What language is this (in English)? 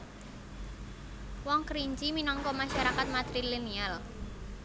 Javanese